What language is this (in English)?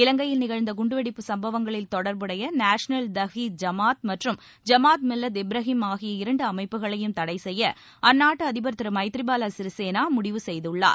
Tamil